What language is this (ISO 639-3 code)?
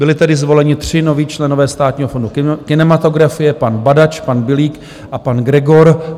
ces